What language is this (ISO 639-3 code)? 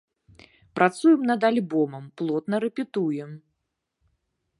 bel